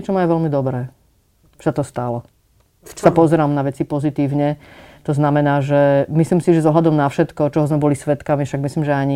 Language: Slovak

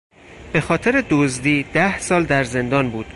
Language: Persian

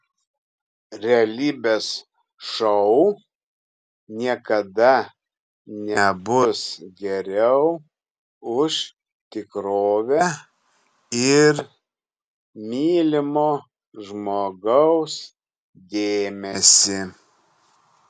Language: Lithuanian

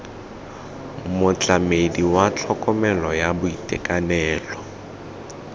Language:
Tswana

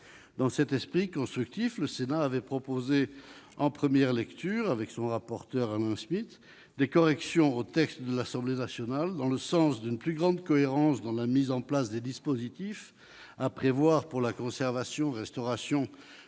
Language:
French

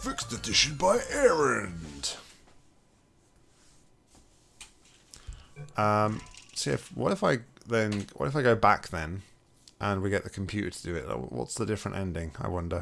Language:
English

